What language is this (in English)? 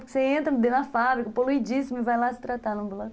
Portuguese